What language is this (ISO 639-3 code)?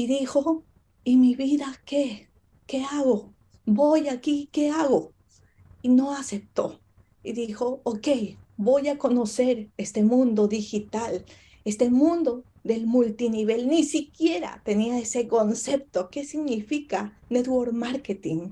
spa